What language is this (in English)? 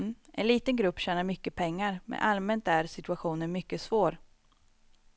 Swedish